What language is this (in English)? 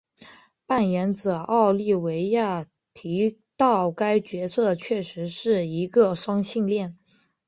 Chinese